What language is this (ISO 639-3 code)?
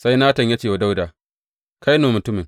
hau